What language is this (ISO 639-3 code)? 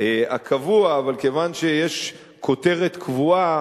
heb